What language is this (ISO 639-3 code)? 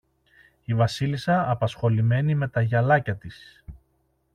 ell